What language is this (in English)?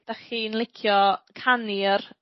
Welsh